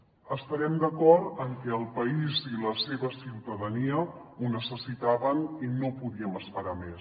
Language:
Catalan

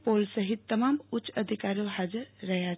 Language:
Gujarati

